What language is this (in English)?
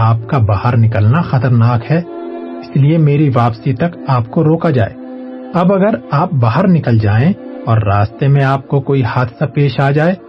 Urdu